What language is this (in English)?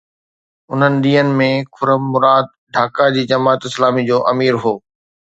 Sindhi